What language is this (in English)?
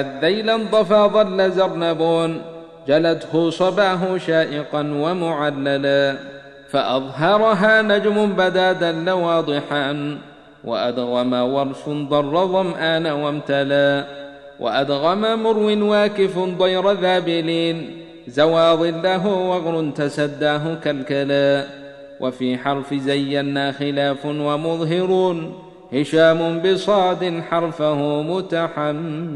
Arabic